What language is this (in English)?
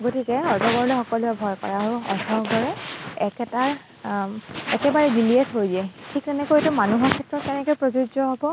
Assamese